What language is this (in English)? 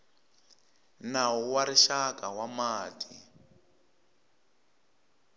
Tsonga